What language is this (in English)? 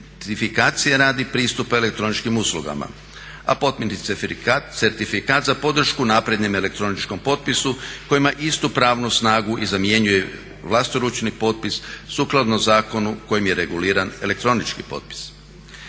Croatian